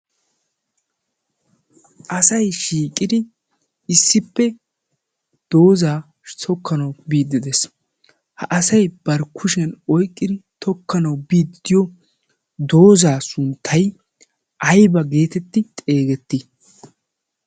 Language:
Wolaytta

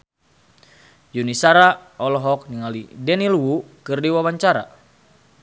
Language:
Sundanese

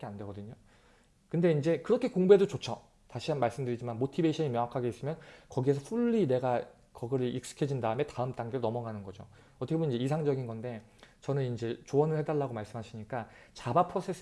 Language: Korean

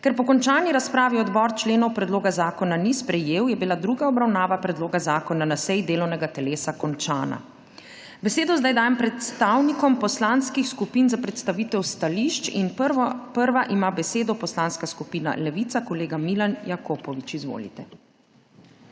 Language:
Slovenian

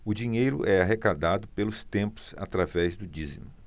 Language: Portuguese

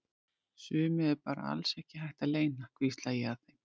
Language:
Icelandic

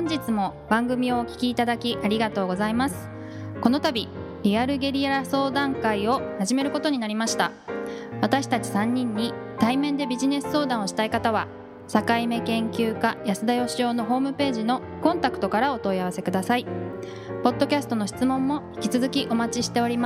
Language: Japanese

